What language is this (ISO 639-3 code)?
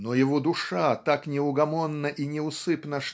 rus